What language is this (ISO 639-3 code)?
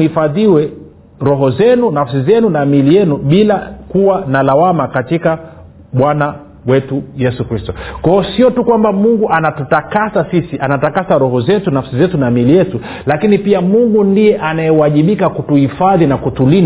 swa